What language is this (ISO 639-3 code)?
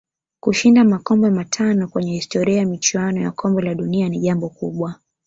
swa